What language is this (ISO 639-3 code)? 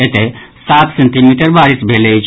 mai